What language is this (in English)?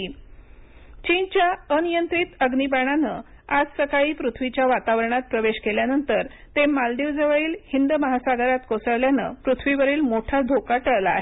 Marathi